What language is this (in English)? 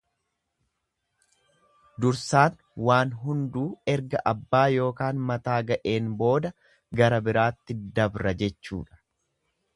Oromo